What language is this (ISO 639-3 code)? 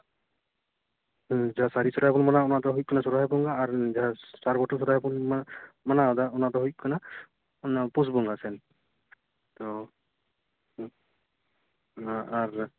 sat